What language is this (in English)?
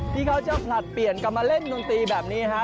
Thai